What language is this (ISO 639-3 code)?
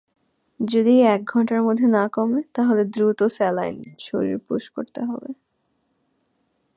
ben